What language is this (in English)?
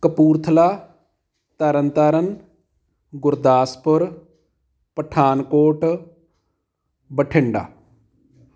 Punjabi